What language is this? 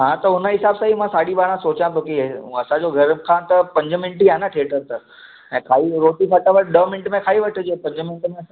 Sindhi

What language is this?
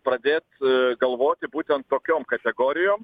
Lithuanian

